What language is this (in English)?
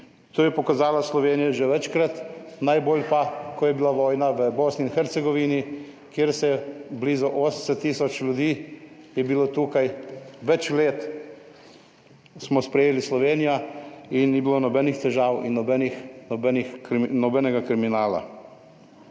Slovenian